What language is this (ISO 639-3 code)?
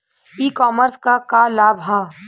bho